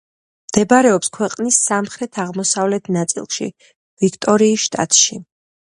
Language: Georgian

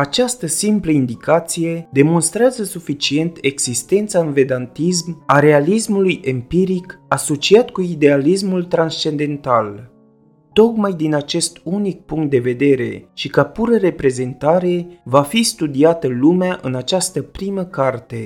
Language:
Romanian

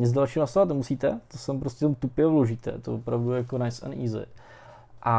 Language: Czech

